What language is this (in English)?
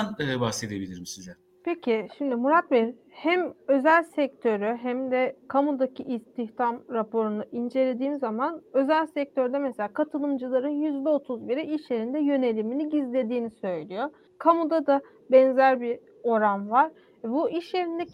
Turkish